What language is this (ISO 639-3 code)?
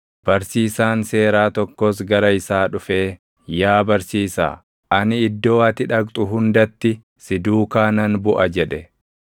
orm